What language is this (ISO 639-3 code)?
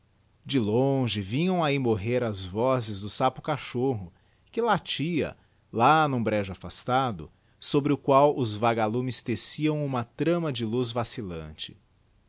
por